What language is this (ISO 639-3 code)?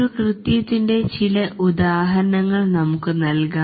mal